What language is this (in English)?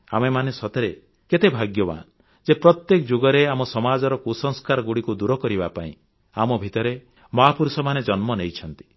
Odia